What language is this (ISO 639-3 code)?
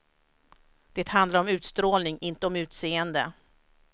swe